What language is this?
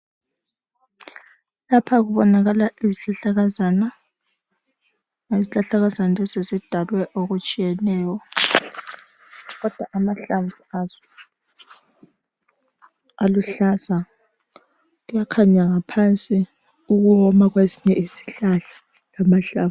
North Ndebele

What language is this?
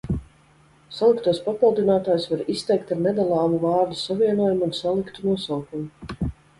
Latvian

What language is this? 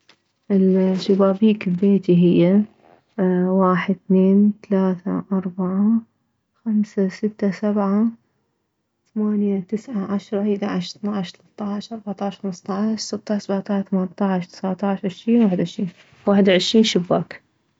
Mesopotamian Arabic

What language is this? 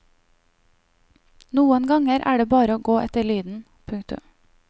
Norwegian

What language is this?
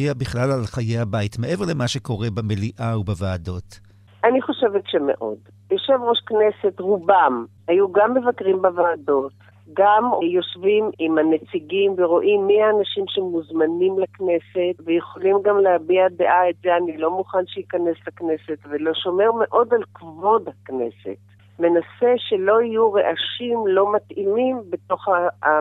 Hebrew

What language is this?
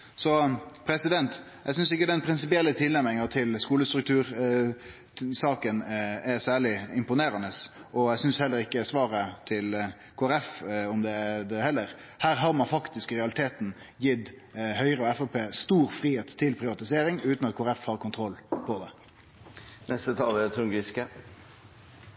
Norwegian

